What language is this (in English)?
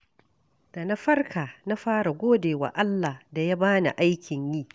Hausa